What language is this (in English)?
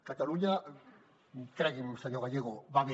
Catalan